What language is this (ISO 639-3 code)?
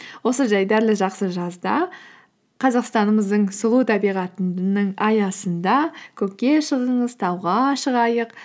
kaz